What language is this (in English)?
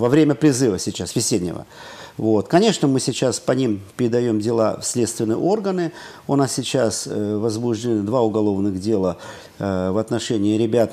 Russian